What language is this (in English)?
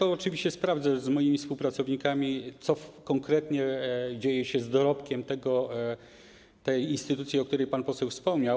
Polish